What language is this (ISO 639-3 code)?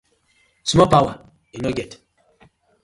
pcm